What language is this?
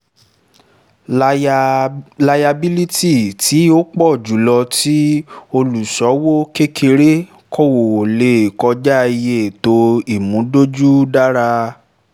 Yoruba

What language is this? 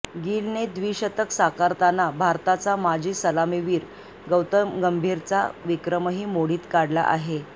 Marathi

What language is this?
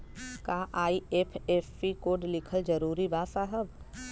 Bhojpuri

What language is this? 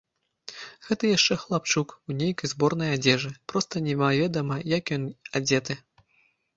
Belarusian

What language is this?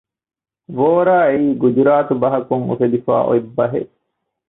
Divehi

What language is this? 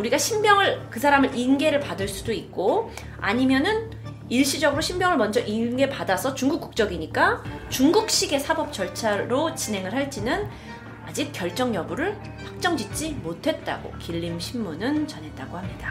Korean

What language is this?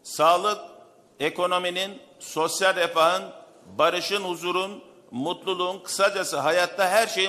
Turkish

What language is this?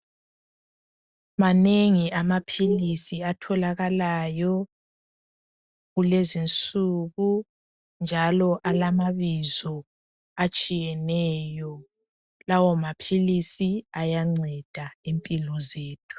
North Ndebele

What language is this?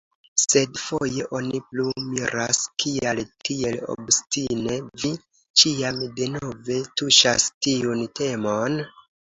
Esperanto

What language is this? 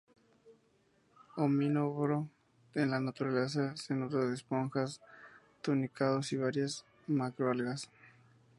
Spanish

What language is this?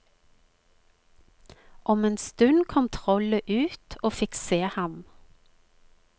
Norwegian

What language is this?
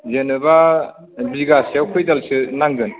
Bodo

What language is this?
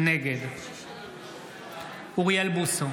Hebrew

